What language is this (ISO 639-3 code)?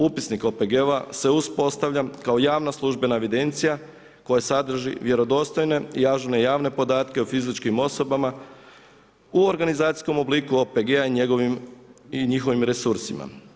hrv